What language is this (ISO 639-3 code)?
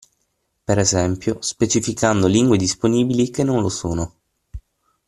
ita